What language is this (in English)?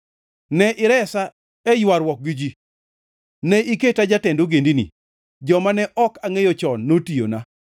Luo (Kenya and Tanzania)